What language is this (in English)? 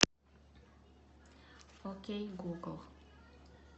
Russian